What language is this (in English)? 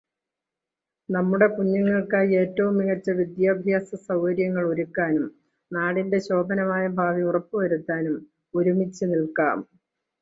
Malayalam